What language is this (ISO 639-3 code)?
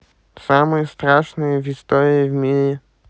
rus